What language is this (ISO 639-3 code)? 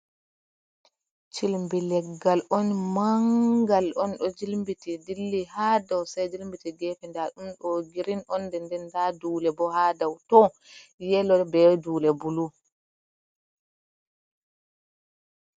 ful